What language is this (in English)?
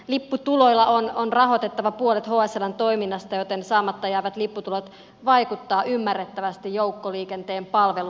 Finnish